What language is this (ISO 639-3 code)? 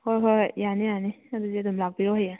mni